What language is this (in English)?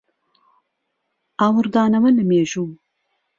Central Kurdish